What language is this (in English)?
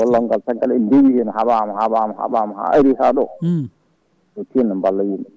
Fula